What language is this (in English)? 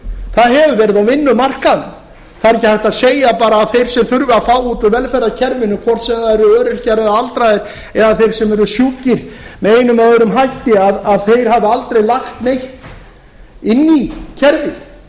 Icelandic